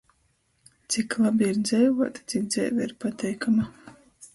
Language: Latgalian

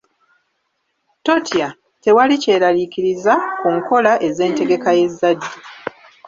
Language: Ganda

